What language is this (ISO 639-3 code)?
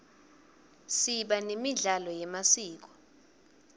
ssw